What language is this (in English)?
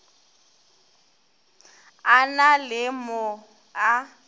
Northern Sotho